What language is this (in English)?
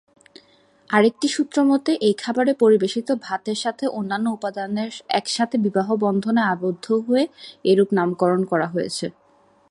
Bangla